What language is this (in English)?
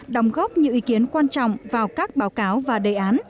Vietnamese